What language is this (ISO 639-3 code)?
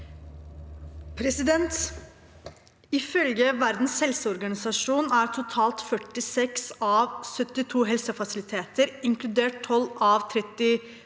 nor